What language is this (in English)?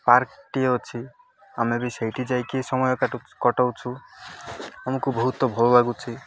Odia